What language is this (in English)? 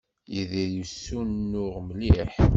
Kabyle